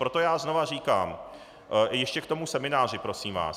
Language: Czech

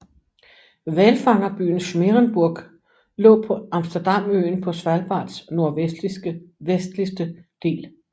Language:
Danish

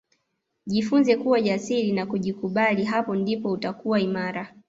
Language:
Swahili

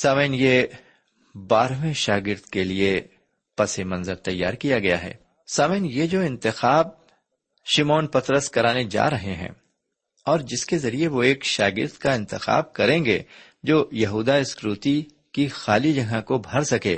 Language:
Urdu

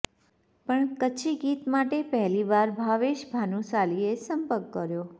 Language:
Gujarati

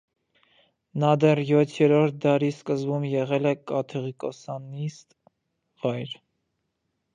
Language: Armenian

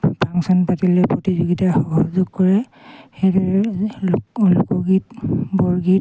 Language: Assamese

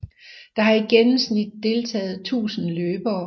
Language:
Danish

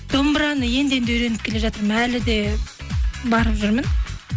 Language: Kazakh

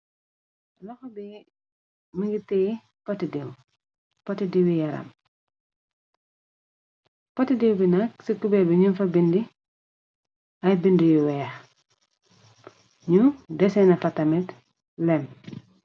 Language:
Wolof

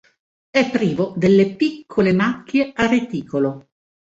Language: Italian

